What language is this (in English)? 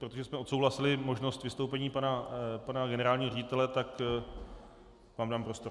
Czech